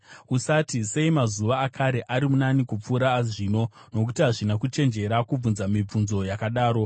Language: Shona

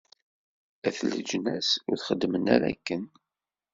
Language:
Kabyle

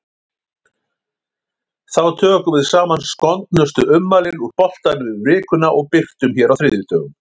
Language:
Icelandic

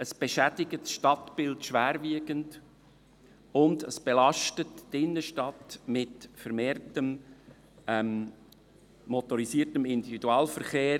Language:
Swiss German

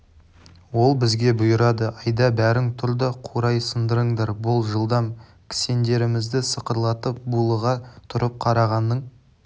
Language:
Kazakh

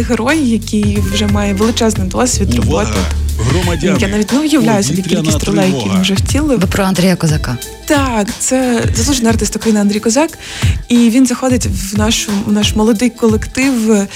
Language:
Ukrainian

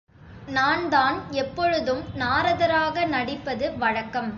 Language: Tamil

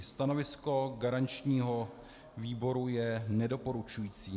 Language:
Czech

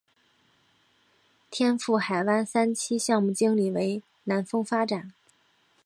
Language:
Chinese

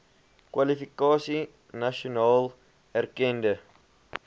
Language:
Afrikaans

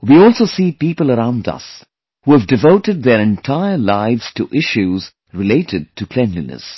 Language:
English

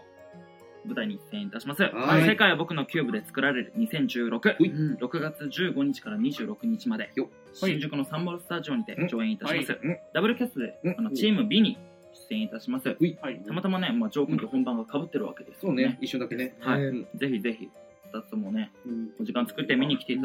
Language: Japanese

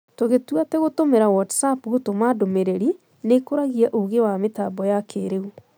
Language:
Kikuyu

